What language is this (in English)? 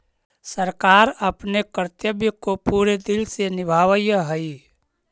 Magahi